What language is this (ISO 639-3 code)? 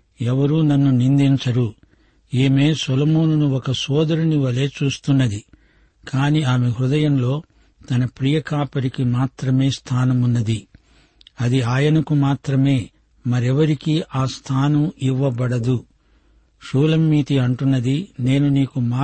tel